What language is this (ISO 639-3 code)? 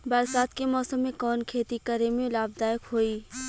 bho